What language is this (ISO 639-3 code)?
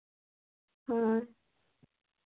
sat